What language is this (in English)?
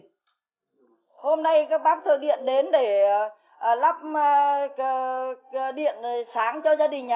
Vietnamese